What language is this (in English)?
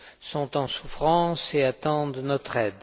French